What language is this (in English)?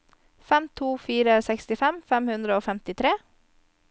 Norwegian